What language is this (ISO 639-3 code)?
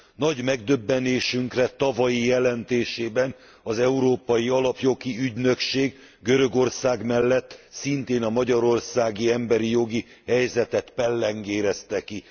hun